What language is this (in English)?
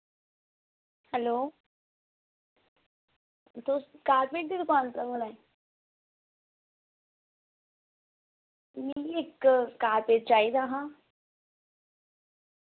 Dogri